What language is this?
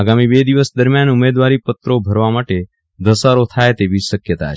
Gujarati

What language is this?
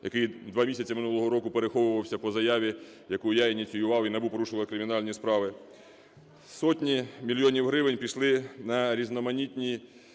Ukrainian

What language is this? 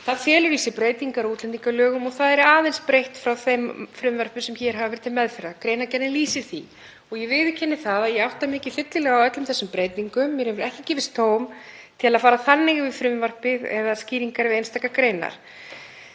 Icelandic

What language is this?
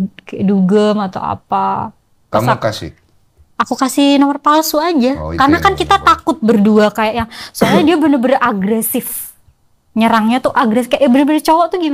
Indonesian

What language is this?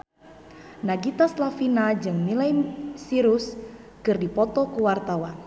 Sundanese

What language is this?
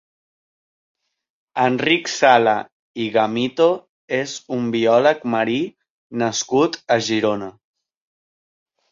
Catalan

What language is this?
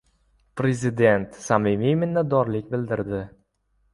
Uzbek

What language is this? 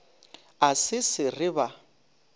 Northern Sotho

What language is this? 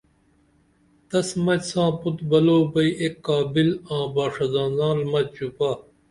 Dameli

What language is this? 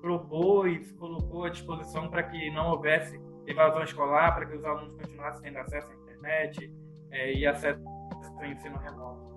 Portuguese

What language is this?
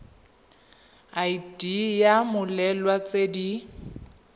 Tswana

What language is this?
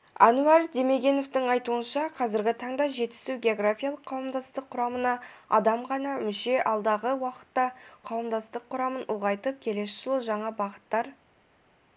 Kazakh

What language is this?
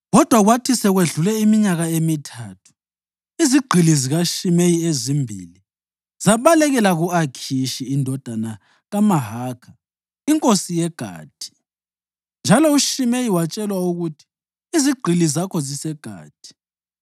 North Ndebele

